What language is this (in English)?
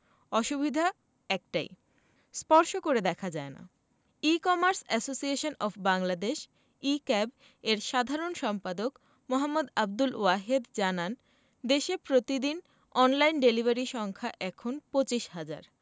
Bangla